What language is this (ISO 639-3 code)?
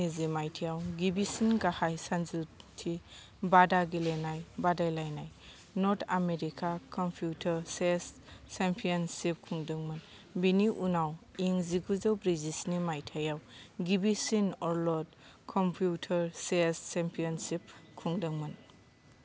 brx